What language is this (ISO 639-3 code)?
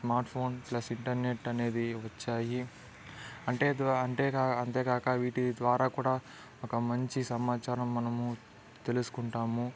tel